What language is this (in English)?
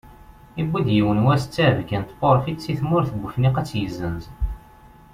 Kabyle